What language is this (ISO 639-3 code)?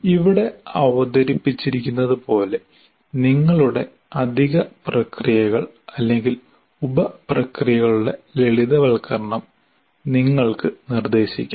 mal